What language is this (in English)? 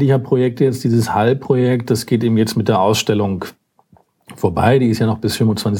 German